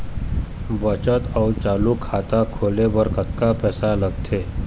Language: Chhattisgarhi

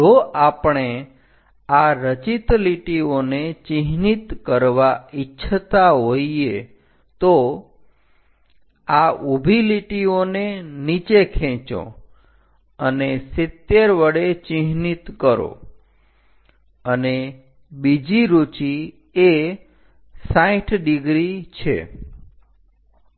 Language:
Gujarati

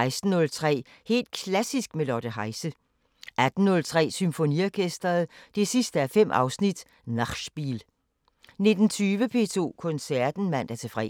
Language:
Danish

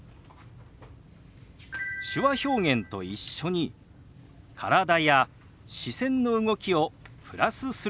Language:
Japanese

